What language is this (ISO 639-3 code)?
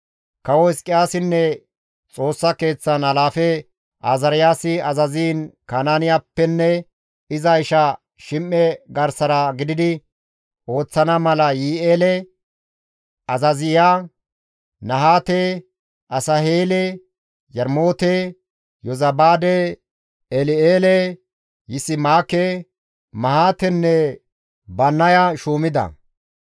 gmv